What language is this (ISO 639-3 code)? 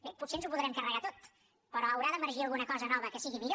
cat